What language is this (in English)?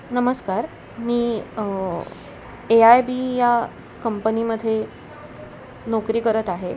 Marathi